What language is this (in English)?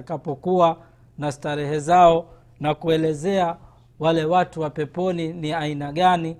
Swahili